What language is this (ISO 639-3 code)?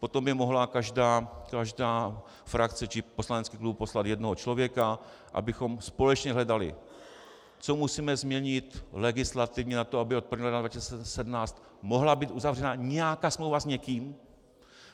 ces